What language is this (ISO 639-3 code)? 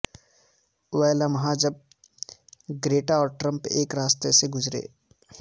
urd